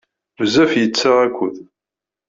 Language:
Kabyle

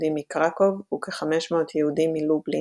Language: Hebrew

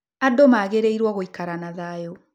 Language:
Kikuyu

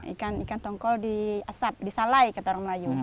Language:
Indonesian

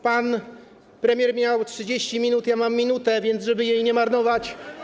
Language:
Polish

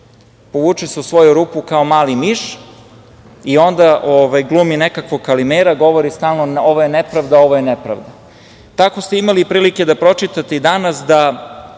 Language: Serbian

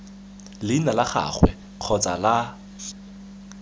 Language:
Tswana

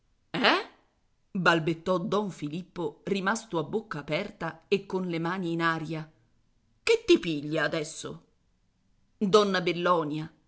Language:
Italian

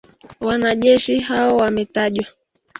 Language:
Swahili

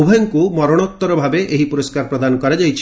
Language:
Odia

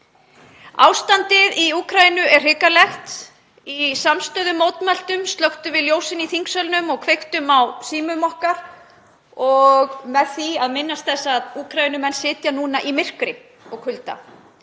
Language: Icelandic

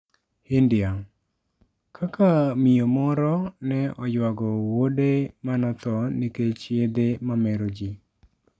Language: Luo (Kenya and Tanzania)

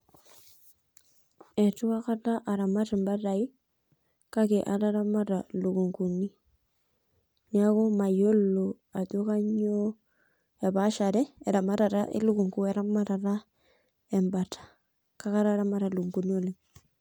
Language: Masai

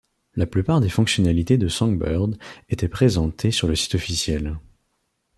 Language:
French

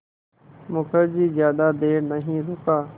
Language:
Hindi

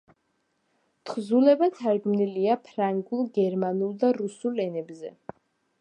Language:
Georgian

